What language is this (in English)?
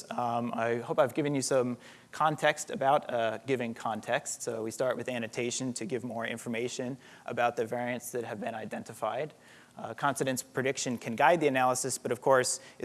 English